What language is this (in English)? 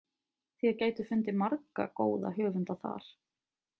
Icelandic